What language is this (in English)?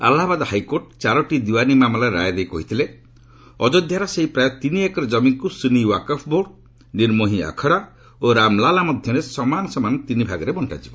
Odia